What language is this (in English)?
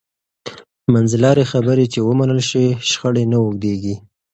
Pashto